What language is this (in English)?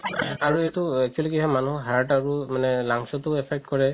Assamese